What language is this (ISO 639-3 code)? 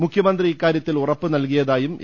mal